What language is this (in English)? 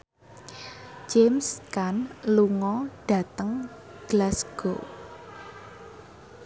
Javanese